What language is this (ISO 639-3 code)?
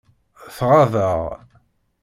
kab